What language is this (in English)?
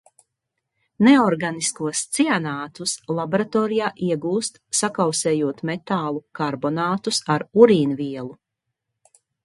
Latvian